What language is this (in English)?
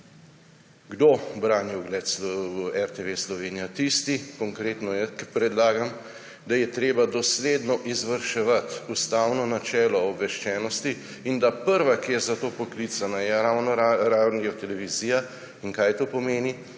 Slovenian